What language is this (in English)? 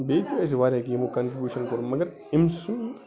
Kashmiri